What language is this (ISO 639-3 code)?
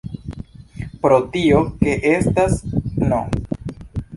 epo